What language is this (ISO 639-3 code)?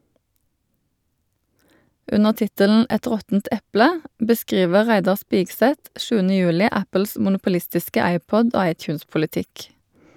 nor